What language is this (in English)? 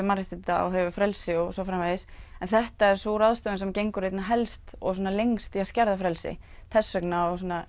Icelandic